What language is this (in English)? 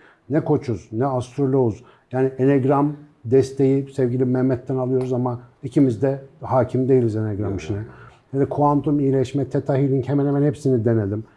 Turkish